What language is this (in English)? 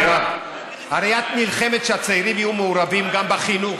Hebrew